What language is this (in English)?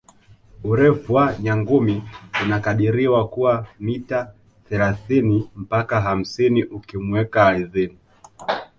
Swahili